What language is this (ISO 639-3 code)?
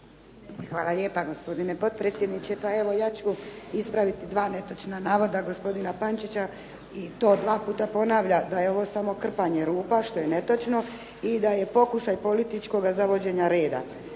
hrv